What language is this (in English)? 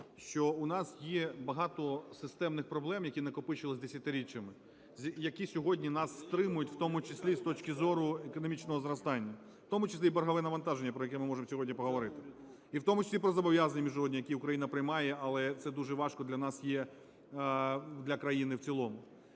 Ukrainian